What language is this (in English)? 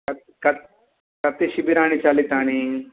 Sanskrit